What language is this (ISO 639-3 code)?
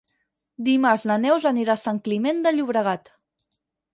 cat